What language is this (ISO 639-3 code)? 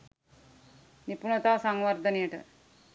sin